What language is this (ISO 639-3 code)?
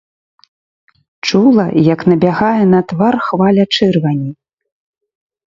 bel